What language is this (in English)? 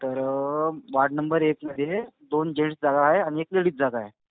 Marathi